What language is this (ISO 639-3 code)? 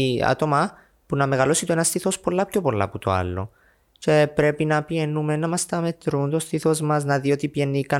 ell